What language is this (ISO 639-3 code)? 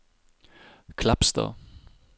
nor